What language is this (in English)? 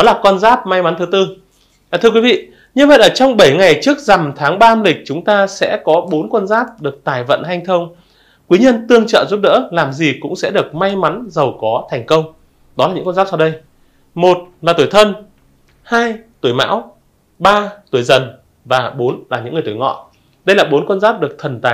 Vietnamese